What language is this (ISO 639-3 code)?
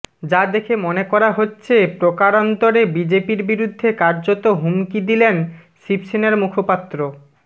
ben